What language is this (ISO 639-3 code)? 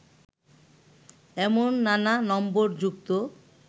ben